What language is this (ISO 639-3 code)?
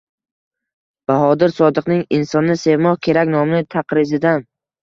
uzb